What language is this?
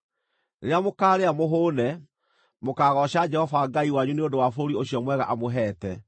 Kikuyu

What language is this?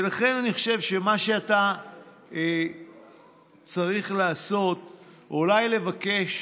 Hebrew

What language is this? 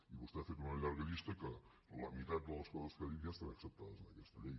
Catalan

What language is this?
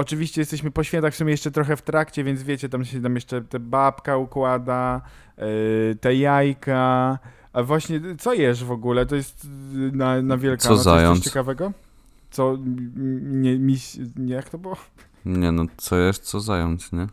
Polish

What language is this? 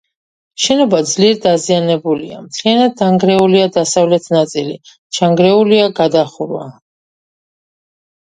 Georgian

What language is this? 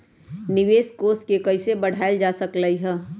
Magahi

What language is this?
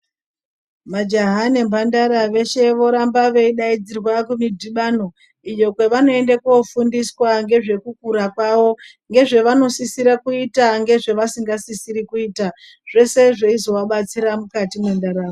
Ndau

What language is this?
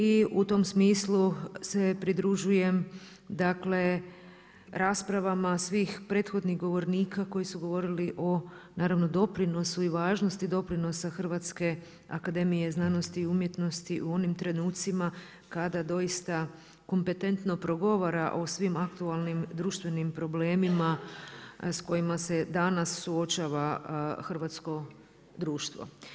Croatian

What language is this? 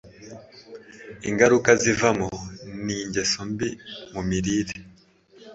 Kinyarwanda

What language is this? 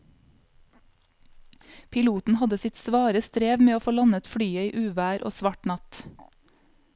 Norwegian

